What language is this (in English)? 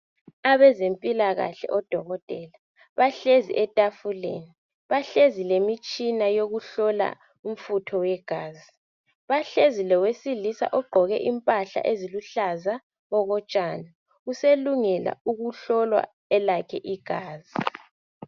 North Ndebele